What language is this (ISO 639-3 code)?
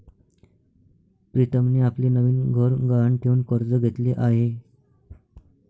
mar